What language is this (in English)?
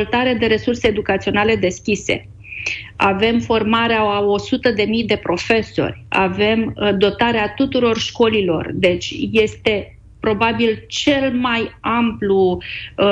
Romanian